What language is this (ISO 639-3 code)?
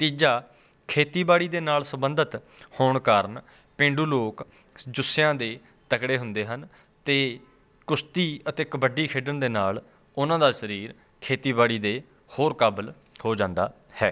pan